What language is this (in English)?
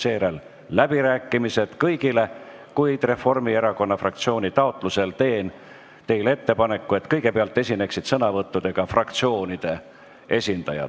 Estonian